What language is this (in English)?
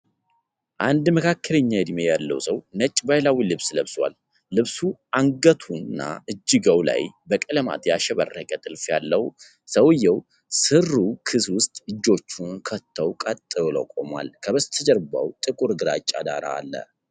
Amharic